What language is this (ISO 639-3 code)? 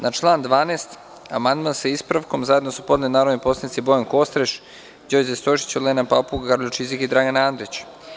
srp